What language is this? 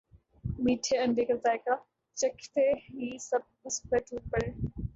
Urdu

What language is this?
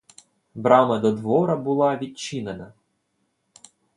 Ukrainian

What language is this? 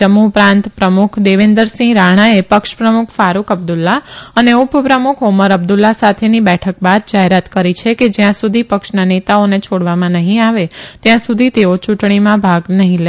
Gujarati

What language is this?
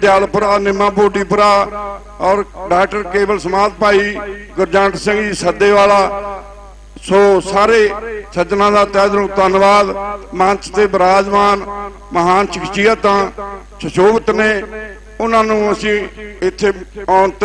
Hindi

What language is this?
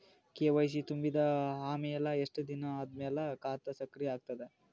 Kannada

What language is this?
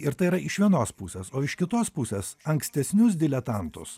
Lithuanian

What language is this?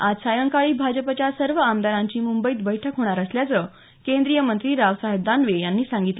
Marathi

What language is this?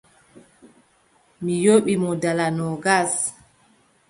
Adamawa Fulfulde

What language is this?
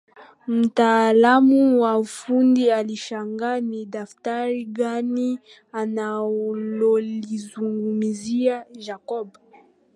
Swahili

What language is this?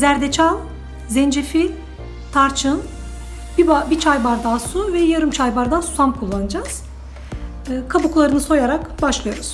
Turkish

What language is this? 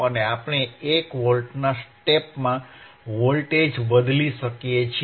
Gujarati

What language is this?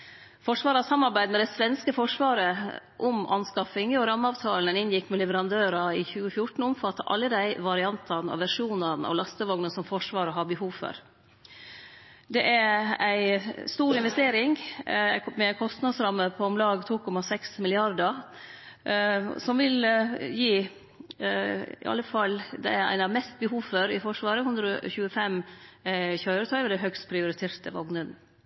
Norwegian Nynorsk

